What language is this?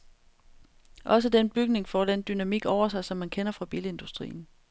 Danish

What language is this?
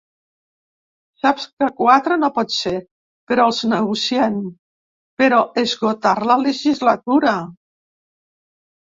Catalan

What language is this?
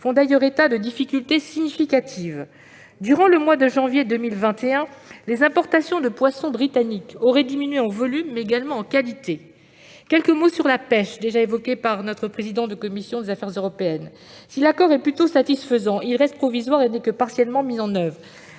French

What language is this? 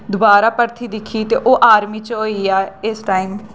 Dogri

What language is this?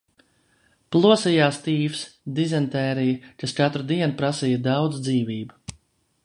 Latvian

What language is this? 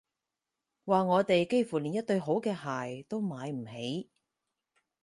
Cantonese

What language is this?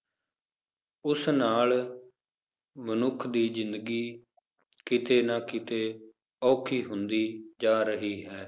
Punjabi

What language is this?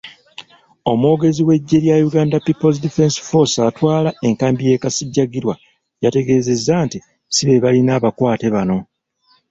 Ganda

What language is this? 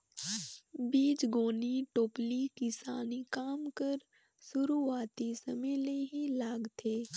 Chhattisgarhi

